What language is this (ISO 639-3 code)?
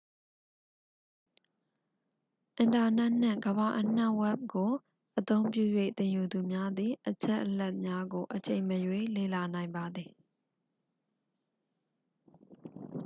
mya